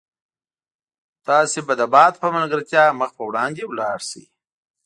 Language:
Pashto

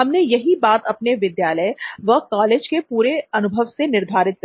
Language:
Hindi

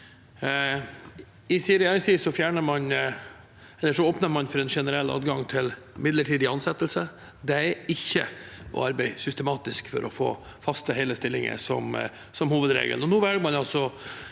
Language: Norwegian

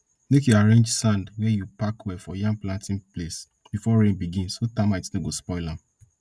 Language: Nigerian Pidgin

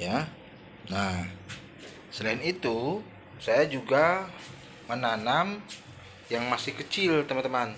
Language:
Indonesian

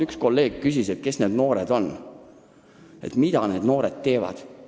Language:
Estonian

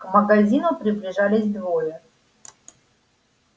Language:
Russian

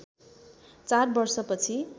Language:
Nepali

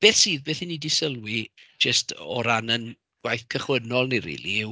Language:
Welsh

